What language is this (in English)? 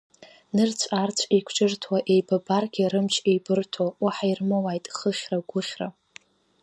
Abkhazian